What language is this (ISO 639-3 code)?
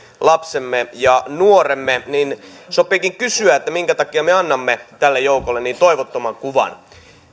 fin